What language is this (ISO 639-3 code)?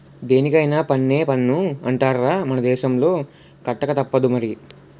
tel